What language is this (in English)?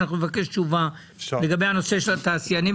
Hebrew